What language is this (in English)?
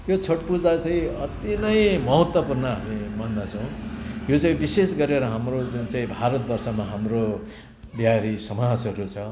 Nepali